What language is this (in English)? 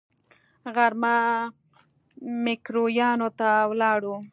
Pashto